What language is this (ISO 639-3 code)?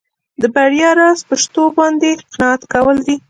pus